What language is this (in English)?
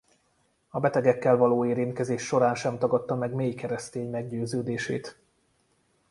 Hungarian